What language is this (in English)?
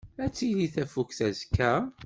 Kabyle